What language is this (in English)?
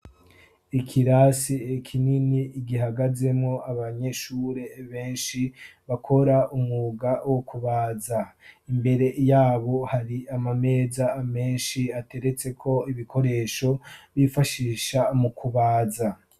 Rundi